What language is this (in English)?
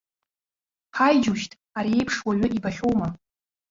Abkhazian